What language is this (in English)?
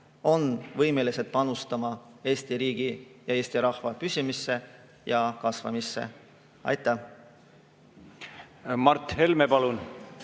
Estonian